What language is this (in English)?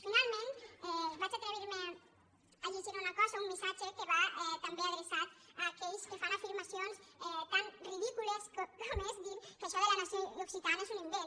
Catalan